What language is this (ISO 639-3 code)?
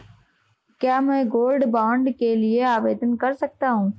hin